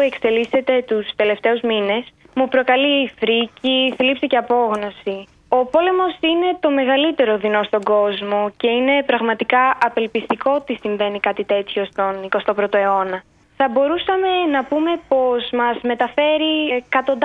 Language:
Greek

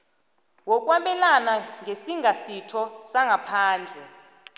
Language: South Ndebele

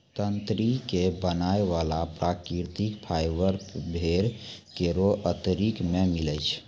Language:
Maithili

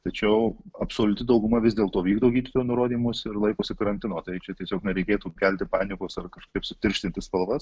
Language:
Lithuanian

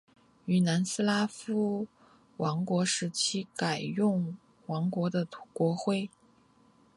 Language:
Chinese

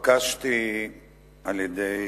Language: Hebrew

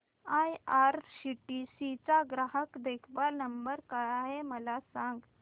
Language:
Marathi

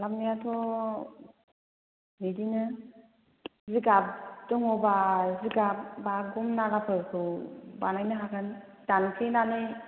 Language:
Bodo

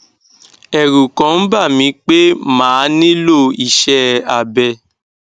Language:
Yoruba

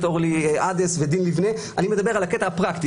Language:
Hebrew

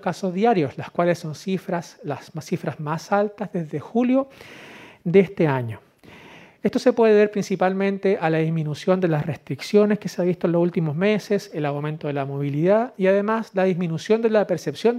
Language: Spanish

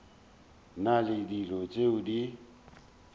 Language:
Northern Sotho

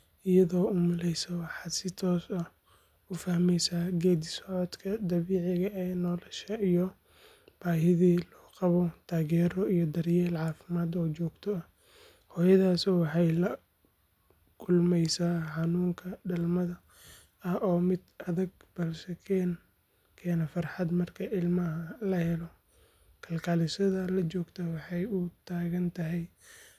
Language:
Somali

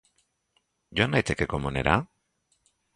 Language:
Basque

